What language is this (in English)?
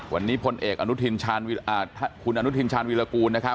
Thai